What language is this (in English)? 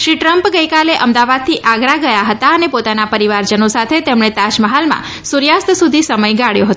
Gujarati